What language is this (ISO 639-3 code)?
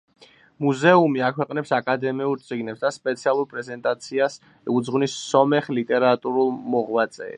kat